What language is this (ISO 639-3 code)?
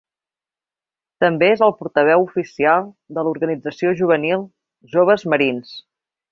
cat